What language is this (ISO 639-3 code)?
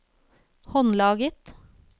nor